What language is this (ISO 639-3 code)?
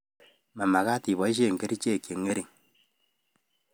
kln